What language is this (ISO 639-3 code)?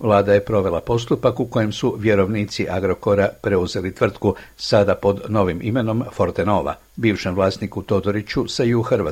hrv